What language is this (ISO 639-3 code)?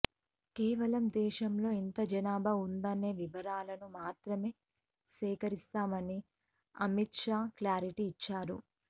tel